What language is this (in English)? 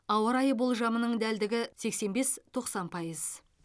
Kazakh